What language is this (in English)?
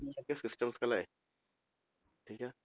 Punjabi